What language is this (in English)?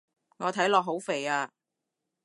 Cantonese